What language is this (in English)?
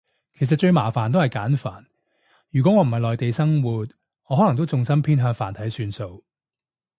Cantonese